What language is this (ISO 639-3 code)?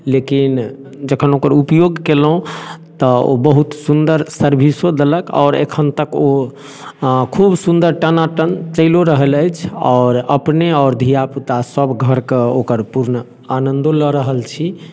mai